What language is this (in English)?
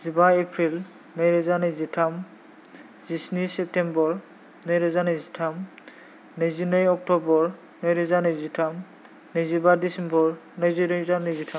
Bodo